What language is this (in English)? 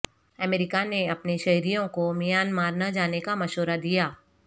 Urdu